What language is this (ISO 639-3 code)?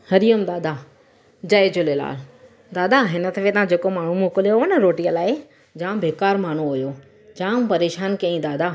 snd